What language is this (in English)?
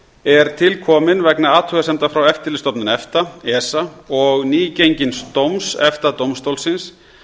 Icelandic